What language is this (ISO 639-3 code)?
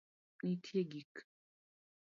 luo